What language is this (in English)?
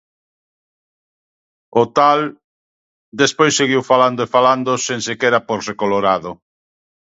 Galician